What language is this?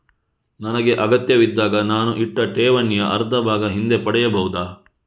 Kannada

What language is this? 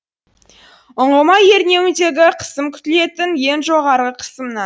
Kazakh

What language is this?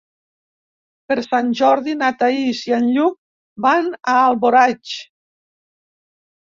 Catalan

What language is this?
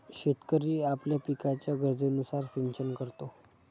Marathi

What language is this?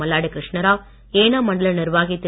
Tamil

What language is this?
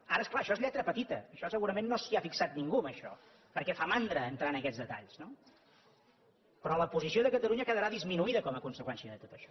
Catalan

